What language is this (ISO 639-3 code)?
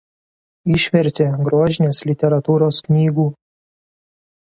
lit